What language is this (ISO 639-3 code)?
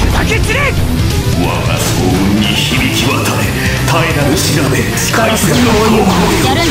jpn